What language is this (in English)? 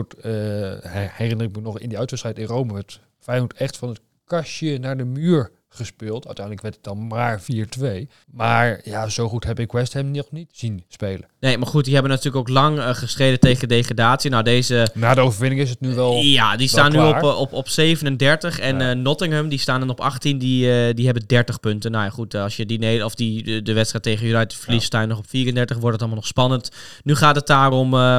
Dutch